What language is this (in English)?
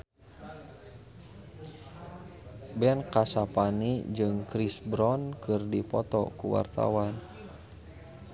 Sundanese